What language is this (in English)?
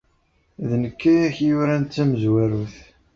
Kabyle